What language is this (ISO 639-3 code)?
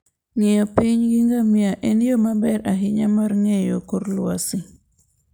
luo